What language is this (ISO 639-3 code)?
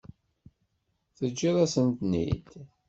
kab